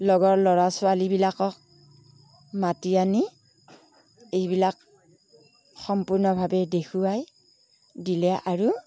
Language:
Assamese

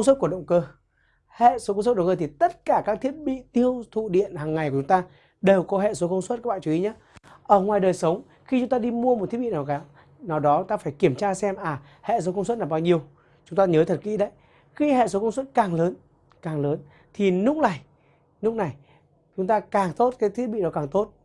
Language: Vietnamese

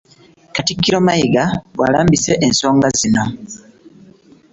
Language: Ganda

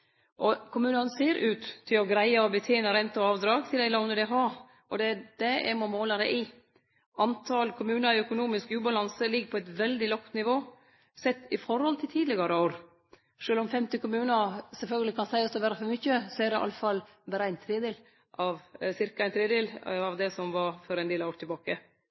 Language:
Norwegian Nynorsk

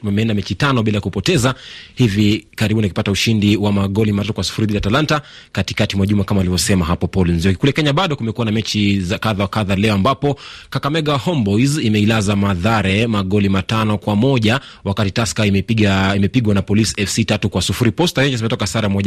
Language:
Swahili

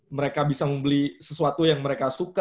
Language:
Indonesian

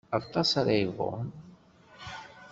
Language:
Kabyle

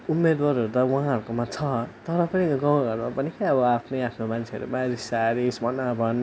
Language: Nepali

